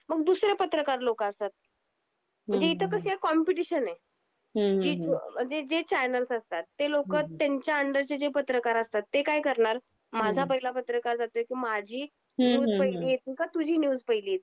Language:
Marathi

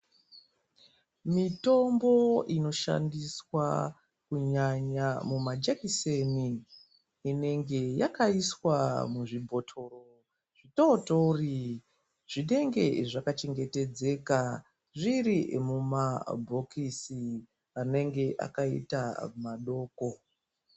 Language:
Ndau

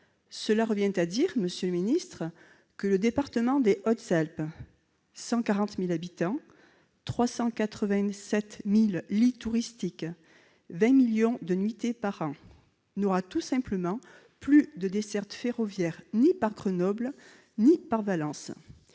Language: French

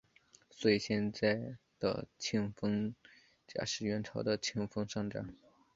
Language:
Chinese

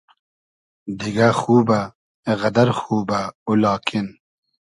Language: Hazaragi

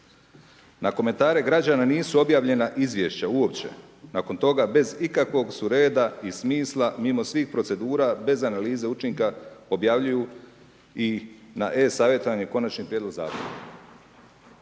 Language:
Croatian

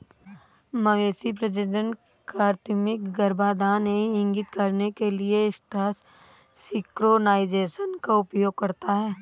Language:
Hindi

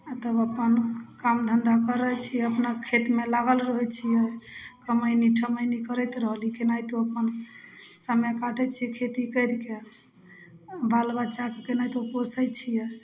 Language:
Maithili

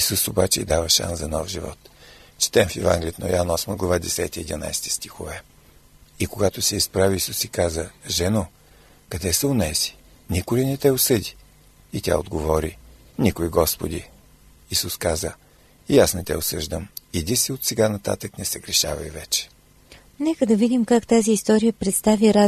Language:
Bulgarian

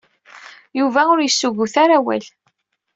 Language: Kabyle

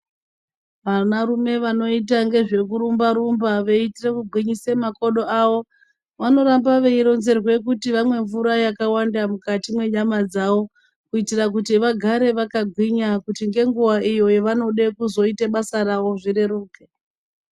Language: Ndau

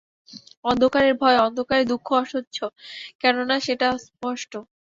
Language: Bangla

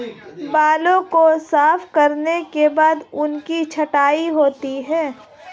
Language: Hindi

